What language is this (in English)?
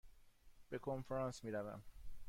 Persian